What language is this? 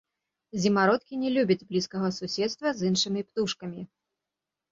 Belarusian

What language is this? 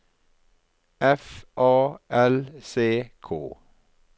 Norwegian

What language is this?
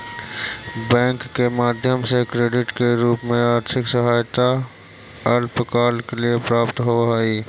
Magahi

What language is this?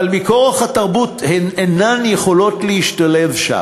Hebrew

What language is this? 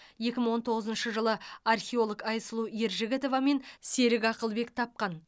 Kazakh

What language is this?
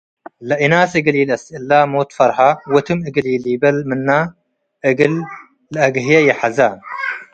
Tigre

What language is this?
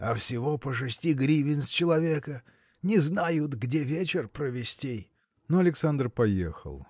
Russian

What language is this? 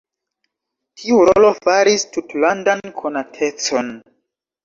Esperanto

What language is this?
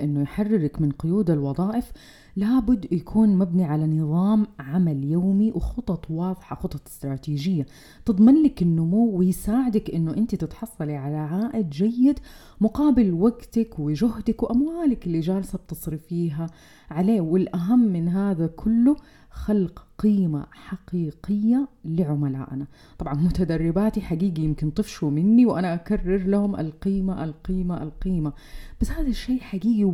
Arabic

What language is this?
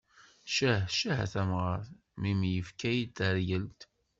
Kabyle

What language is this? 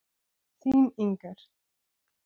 Icelandic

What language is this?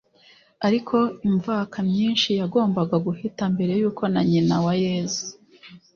Kinyarwanda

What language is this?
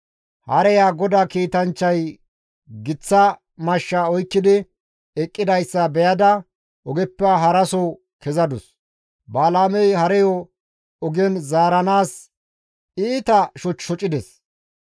Gamo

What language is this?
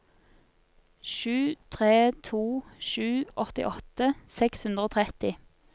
Norwegian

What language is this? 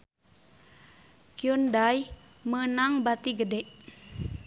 Sundanese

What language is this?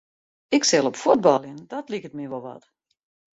Western Frisian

